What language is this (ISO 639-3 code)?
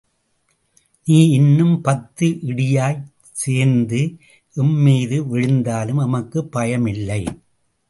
tam